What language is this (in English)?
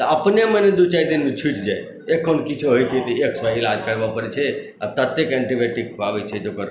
Maithili